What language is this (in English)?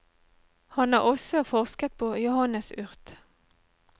Norwegian